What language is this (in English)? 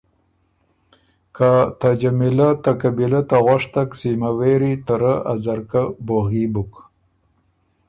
Ormuri